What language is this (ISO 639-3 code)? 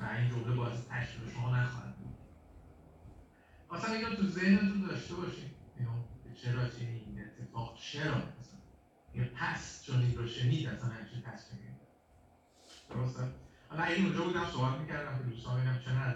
fas